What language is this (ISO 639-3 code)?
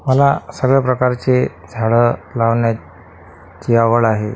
mar